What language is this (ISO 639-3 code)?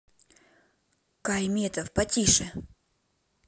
rus